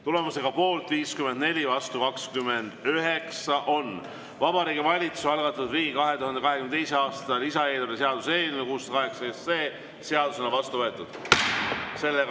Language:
Estonian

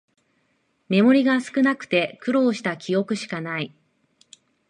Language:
Japanese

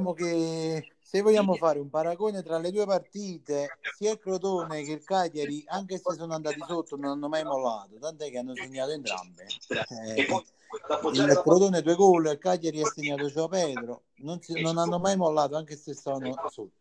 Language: Italian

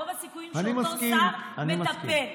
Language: Hebrew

